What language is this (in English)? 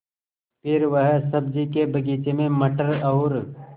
Hindi